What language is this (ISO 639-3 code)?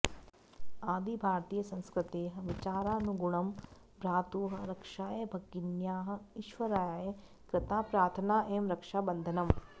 san